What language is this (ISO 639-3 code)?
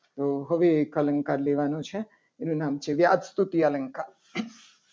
guj